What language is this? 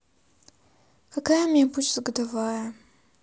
Russian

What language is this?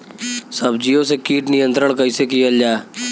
Bhojpuri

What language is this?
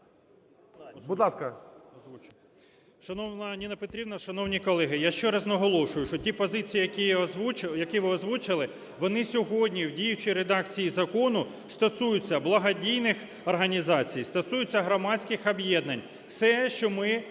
Ukrainian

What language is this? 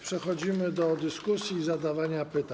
Polish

